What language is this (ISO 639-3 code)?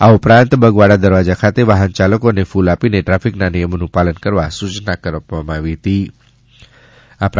guj